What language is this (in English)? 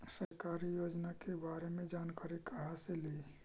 Magahi